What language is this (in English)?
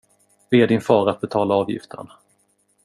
Swedish